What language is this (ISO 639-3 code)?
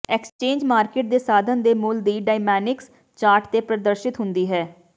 pan